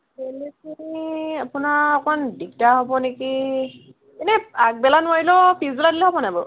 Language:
Assamese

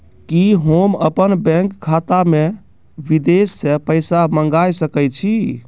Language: Maithili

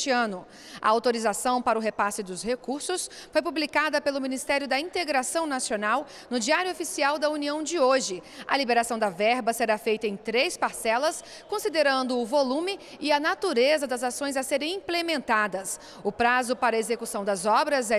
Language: Portuguese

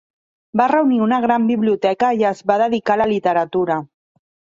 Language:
Catalan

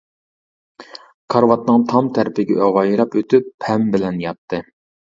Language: Uyghur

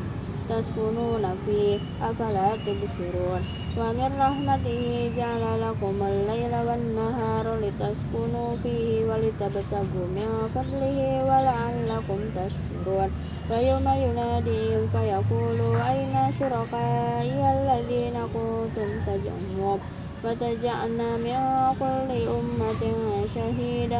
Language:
Indonesian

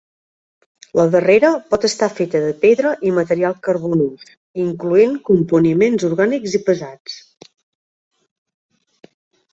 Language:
Catalan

